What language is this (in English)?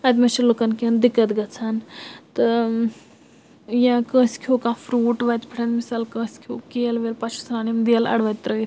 Kashmiri